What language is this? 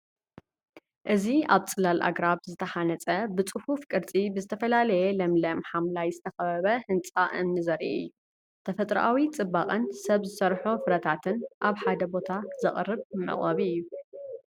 Tigrinya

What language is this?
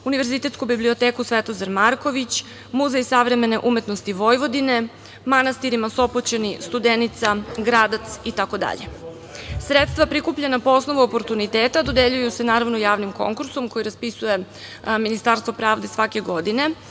Serbian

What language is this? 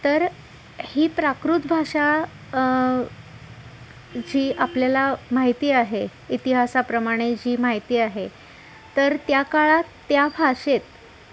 Marathi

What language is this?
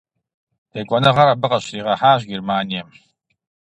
Kabardian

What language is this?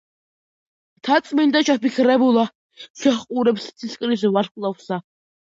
Georgian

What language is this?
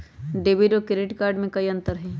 Magahi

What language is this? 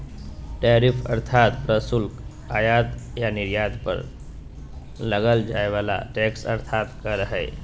Magahi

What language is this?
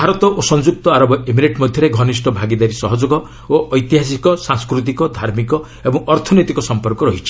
Odia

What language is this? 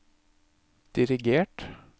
Norwegian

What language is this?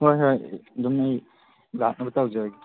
Manipuri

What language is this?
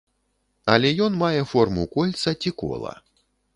Belarusian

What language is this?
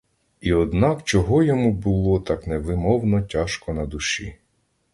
Ukrainian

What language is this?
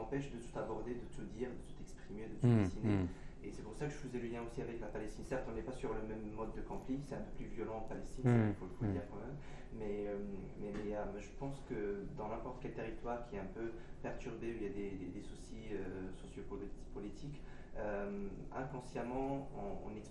French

